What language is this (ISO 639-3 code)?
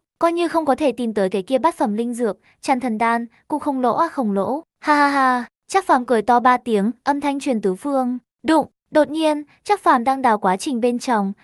vie